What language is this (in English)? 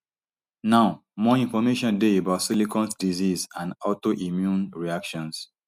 Nigerian Pidgin